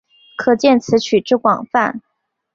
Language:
Chinese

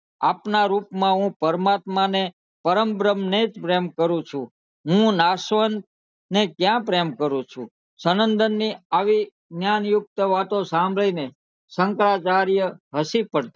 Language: Gujarati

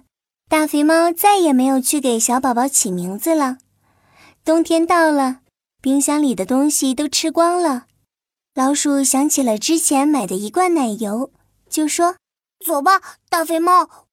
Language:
Chinese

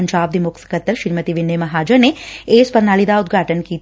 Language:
Punjabi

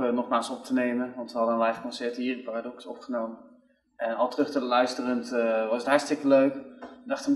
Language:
Dutch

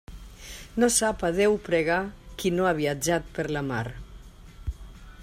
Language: Catalan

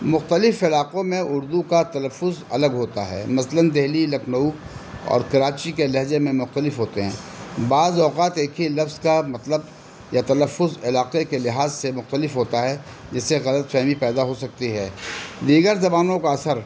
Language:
Urdu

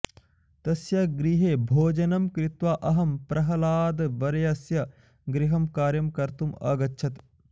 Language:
Sanskrit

